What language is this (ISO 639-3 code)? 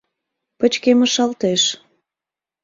chm